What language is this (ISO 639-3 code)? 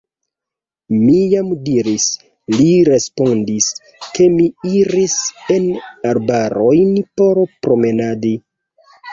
epo